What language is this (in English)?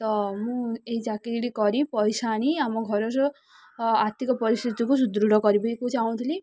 Odia